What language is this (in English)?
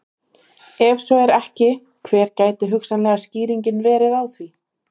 Icelandic